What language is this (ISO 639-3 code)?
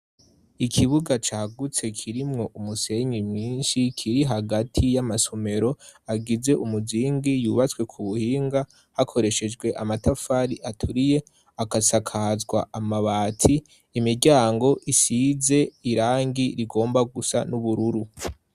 run